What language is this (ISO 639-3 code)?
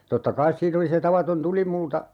fin